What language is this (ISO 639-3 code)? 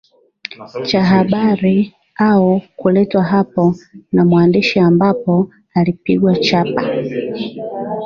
swa